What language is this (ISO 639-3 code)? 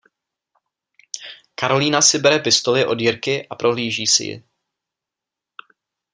ces